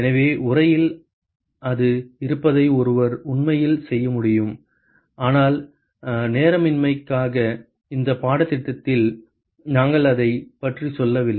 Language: Tamil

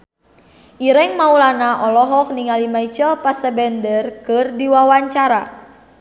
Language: Sundanese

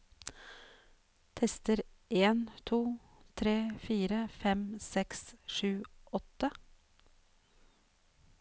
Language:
Norwegian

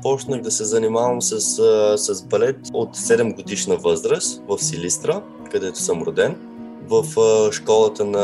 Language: Bulgarian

